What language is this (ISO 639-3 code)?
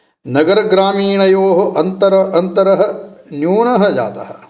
san